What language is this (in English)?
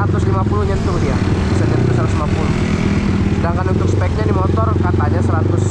Indonesian